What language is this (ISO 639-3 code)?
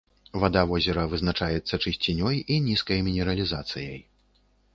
bel